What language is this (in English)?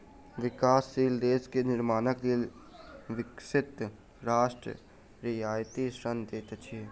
Maithili